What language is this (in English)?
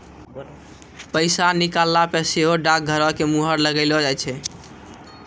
Maithili